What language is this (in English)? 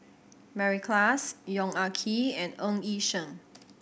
English